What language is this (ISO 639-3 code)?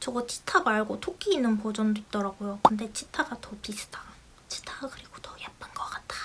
kor